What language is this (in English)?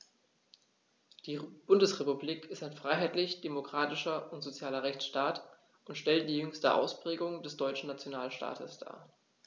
German